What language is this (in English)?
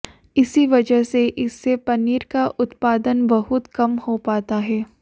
Hindi